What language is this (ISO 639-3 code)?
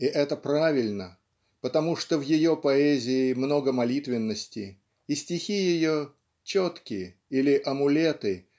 rus